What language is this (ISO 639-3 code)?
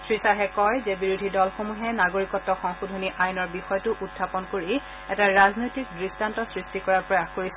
asm